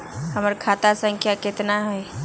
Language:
Magahi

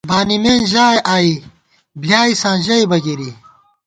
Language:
Gawar-Bati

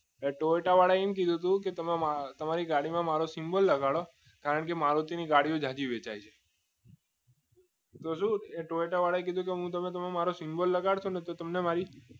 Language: Gujarati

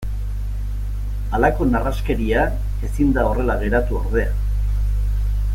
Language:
Basque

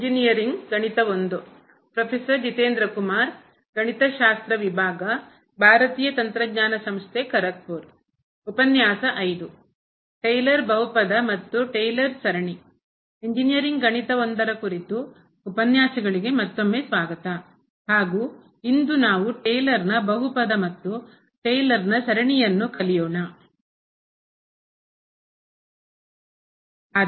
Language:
Kannada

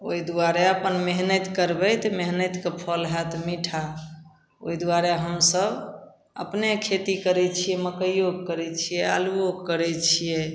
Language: Maithili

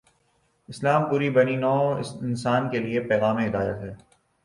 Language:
Urdu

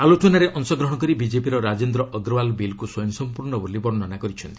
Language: Odia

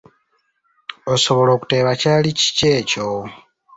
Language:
Ganda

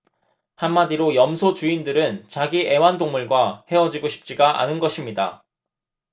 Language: Korean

